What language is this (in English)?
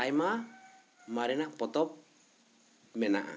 Santali